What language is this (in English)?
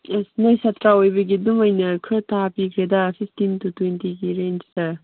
Manipuri